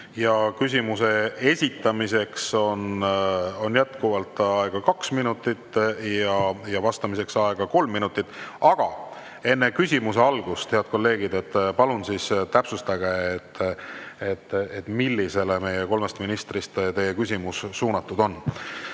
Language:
Estonian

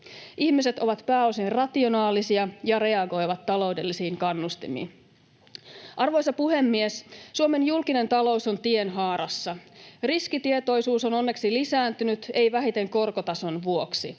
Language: Finnish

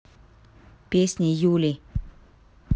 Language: Russian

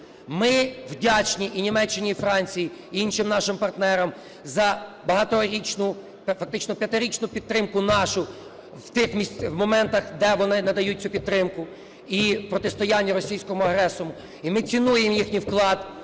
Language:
Ukrainian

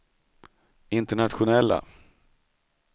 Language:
Swedish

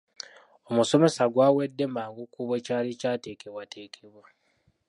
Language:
Ganda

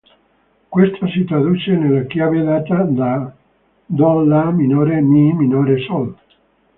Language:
Italian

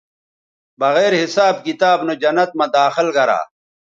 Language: Bateri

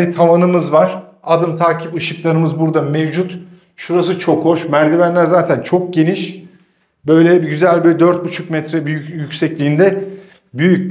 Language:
Turkish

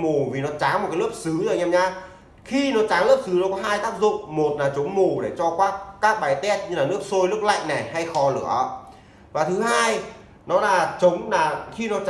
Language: Vietnamese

